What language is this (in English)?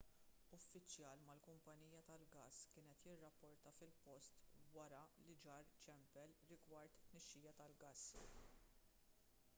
Maltese